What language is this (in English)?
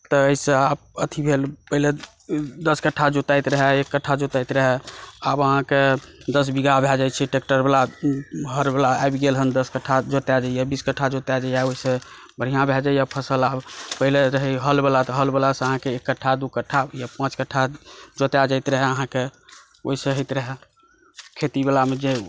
Maithili